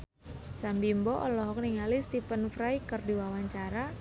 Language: Sundanese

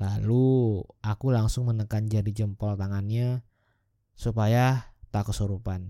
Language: Indonesian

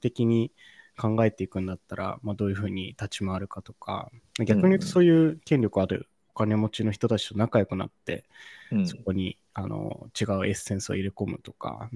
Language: Japanese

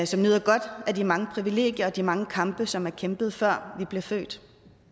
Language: Danish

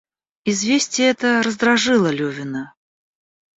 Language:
Russian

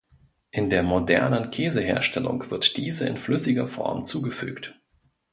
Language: German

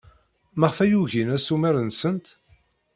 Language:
Kabyle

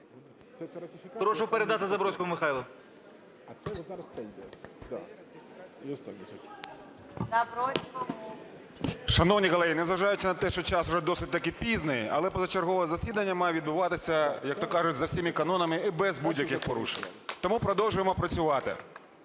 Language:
Ukrainian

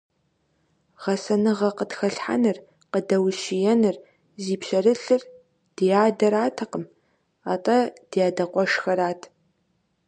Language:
Kabardian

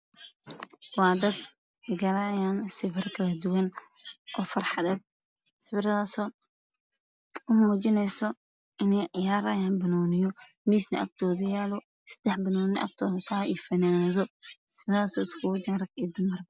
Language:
Somali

